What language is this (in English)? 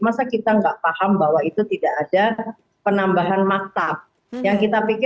Indonesian